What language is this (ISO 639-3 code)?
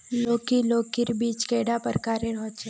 mag